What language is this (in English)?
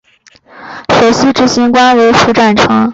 Chinese